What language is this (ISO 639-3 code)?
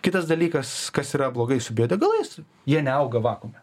lit